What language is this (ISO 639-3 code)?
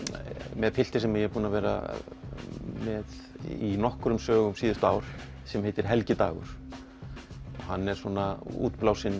isl